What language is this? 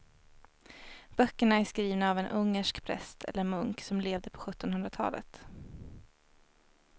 Swedish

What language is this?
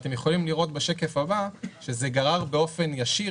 Hebrew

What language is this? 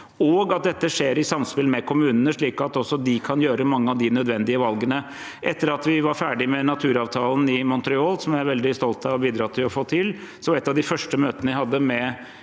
Norwegian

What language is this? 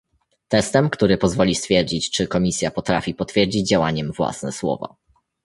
Polish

